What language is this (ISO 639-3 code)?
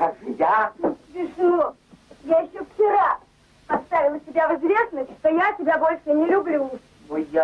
rus